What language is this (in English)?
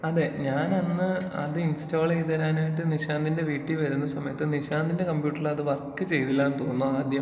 Malayalam